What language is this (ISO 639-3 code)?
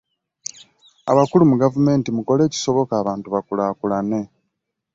lug